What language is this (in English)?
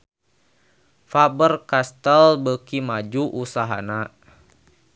Sundanese